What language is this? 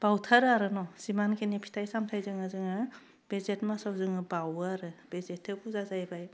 Bodo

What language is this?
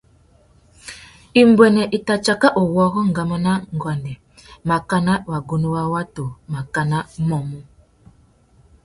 Tuki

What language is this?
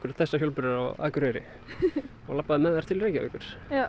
Icelandic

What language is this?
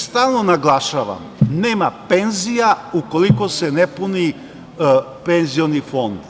Serbian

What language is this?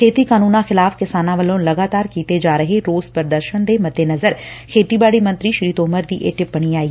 Punjabi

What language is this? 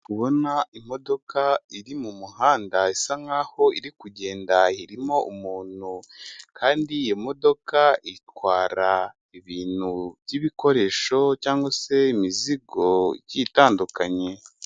Kinyarwanda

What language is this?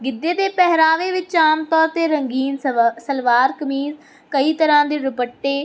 Punjabi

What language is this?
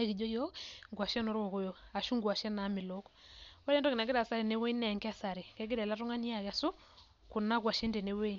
Masai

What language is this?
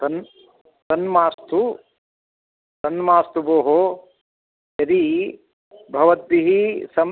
Sanskrit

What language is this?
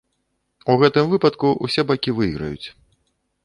Belarusian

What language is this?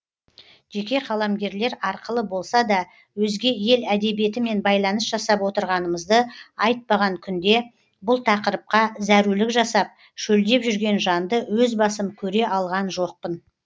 Kazakh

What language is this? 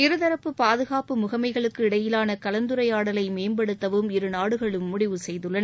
Tamil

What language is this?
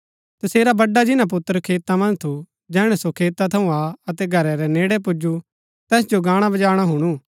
Gaddi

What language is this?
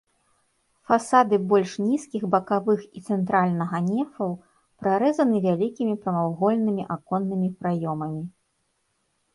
Belarusian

